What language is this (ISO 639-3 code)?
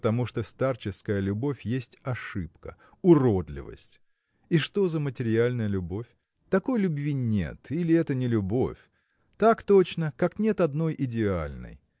rus